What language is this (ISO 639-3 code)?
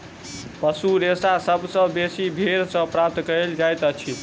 mai